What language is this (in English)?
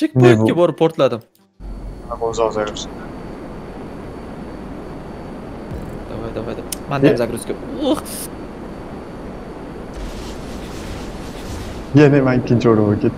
Turkish